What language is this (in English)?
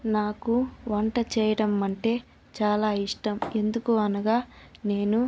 Telugu